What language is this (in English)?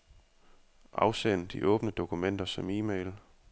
Danish